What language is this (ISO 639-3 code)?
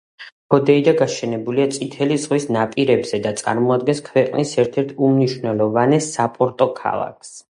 kat